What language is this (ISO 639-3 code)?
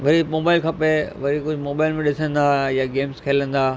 snd